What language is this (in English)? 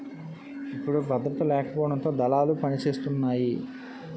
Telugu